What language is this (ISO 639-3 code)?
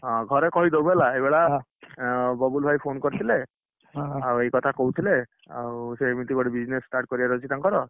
ori